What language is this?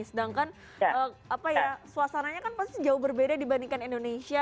Indonesian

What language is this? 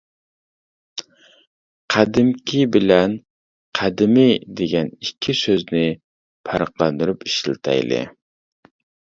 Uyghur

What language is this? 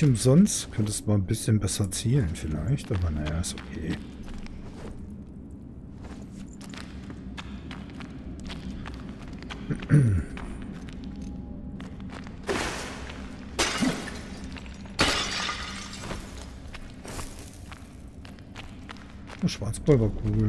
German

